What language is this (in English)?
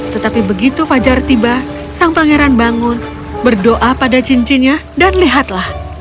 Indonesian